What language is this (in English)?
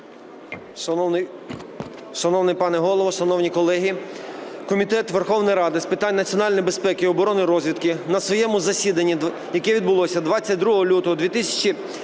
Ukrainian